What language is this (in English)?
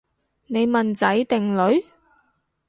Cantonese